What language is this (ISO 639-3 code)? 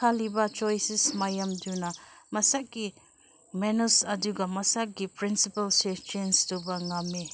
mni